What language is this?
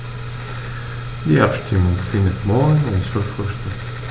German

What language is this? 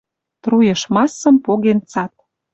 Western Mari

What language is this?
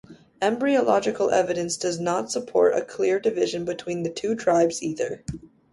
English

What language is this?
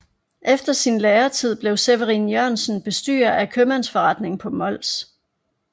Danish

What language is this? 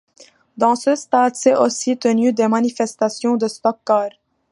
French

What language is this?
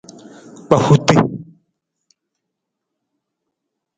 Nawdm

